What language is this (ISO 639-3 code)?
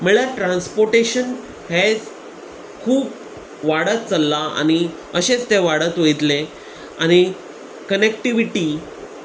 kok